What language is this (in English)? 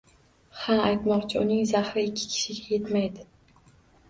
Uzbek